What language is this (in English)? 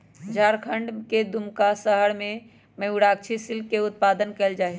Magahi